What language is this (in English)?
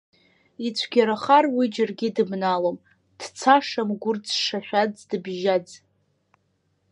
Abkhazian